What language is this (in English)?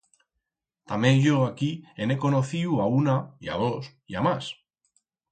Aragonese